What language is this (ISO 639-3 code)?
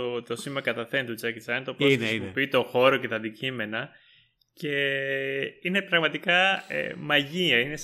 ell